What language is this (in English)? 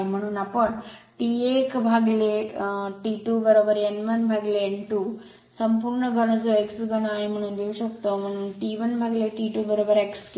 Marathi